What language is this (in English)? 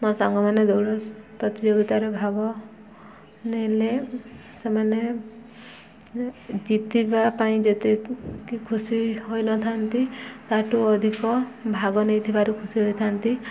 Odia